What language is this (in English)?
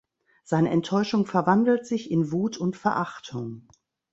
German